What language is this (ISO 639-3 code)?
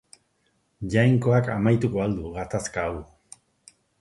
eus